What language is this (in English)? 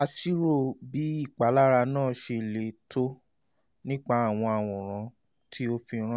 Yoruba